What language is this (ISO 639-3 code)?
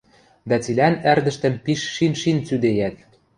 mrj